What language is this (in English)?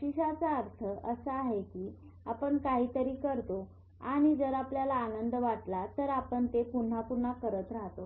Marathi